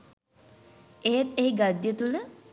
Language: Sinhala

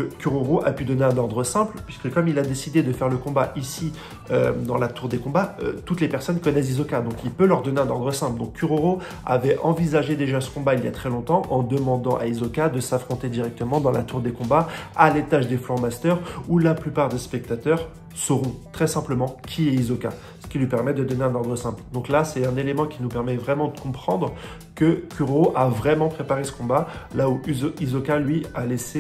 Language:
French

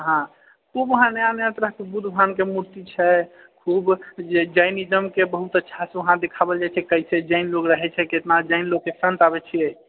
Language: Maithili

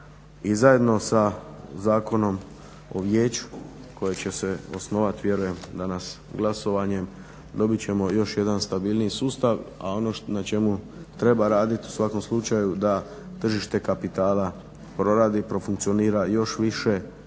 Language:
Croatian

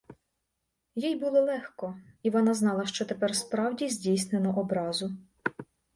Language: Ukrainian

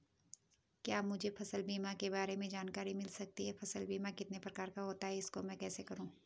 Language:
Hindi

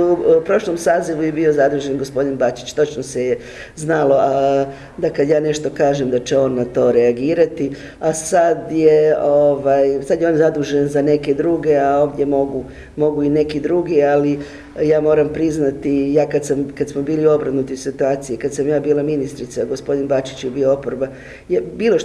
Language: Croatian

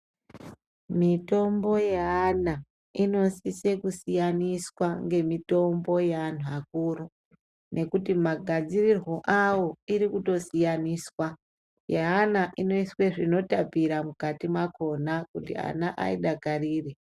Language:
Ndau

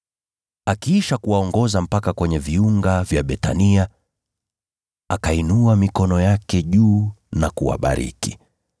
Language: Swahili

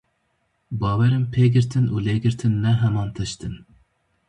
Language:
Kurdish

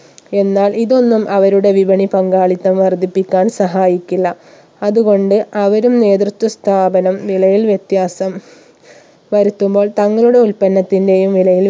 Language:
Malayalam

